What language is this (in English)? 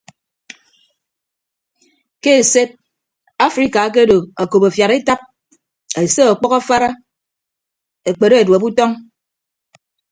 Ibibio